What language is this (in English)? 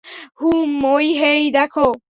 Bangla